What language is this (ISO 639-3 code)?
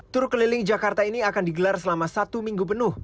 ind